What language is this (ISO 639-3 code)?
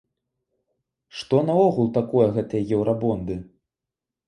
bel